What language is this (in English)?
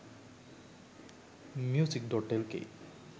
Sinhala